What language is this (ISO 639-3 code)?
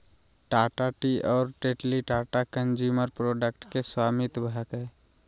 mag